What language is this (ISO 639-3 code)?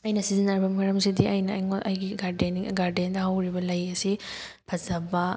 mni